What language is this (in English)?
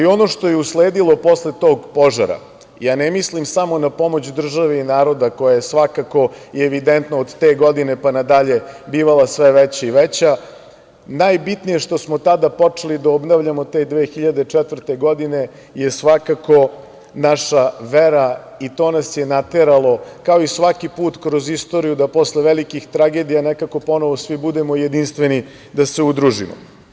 Serbian